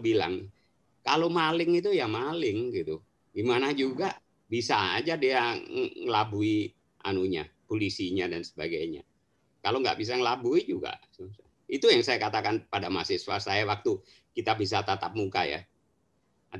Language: Indonesian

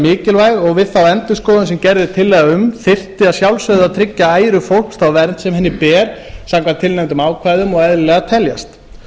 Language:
Icelandic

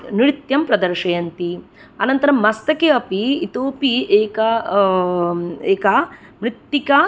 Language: Sanskrit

